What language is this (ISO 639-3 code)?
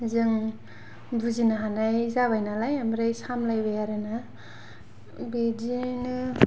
brx